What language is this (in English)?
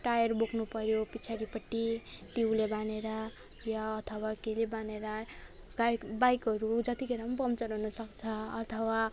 Nepali